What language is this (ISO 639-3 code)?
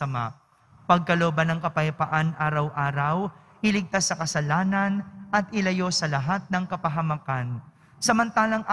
fil